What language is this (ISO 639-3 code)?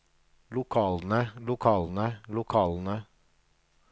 nor